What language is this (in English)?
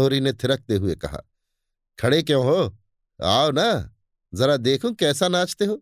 Hindi